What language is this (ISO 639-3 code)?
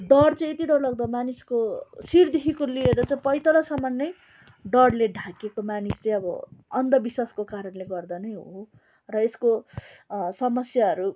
nep